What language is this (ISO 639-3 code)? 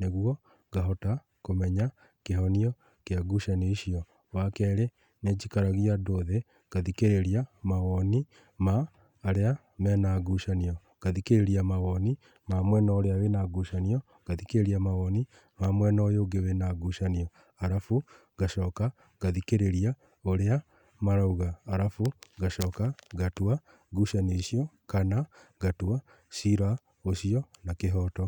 kik